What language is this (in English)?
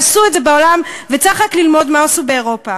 Hebrew